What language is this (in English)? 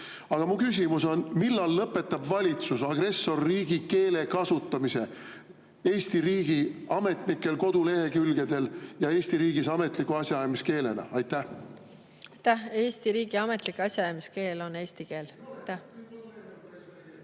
Estonian